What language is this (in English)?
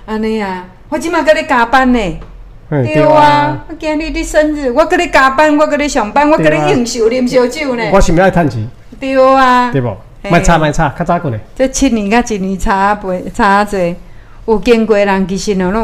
Chinese